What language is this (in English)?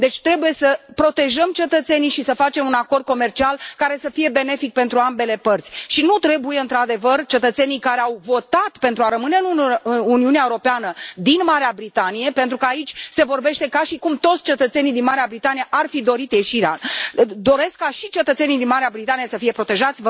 Romanian